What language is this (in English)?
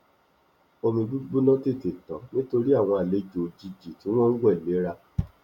Yoruba